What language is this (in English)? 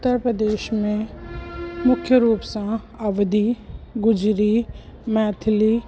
Sindhi